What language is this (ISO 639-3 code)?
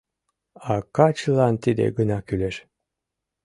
chm